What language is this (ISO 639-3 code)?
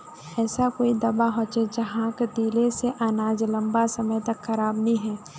mag